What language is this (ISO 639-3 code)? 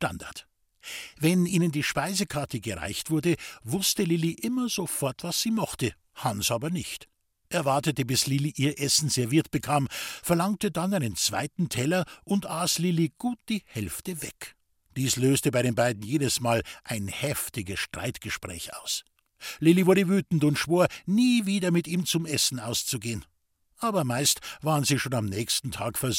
deu